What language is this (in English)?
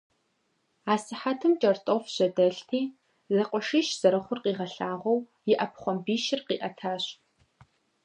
Kabardian